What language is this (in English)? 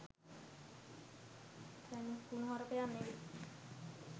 Sinhala